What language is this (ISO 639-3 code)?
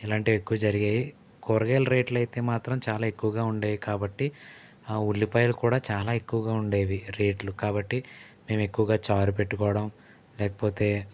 tel